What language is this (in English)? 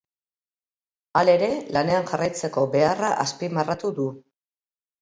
Basque